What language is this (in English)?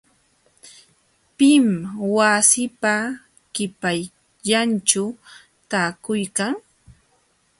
Jauja Wanca Quechua